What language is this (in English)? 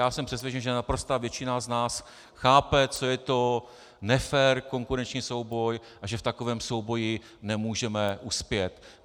Czech